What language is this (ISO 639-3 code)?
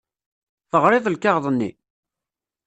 kab